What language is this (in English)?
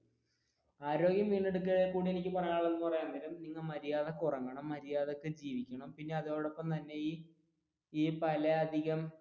Malayalam